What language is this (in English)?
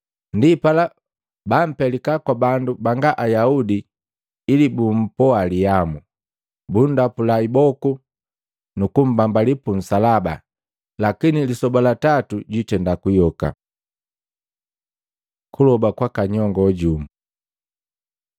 Matengo